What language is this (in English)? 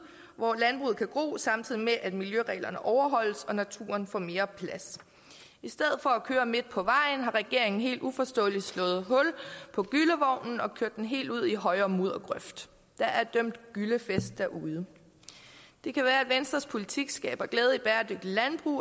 Danish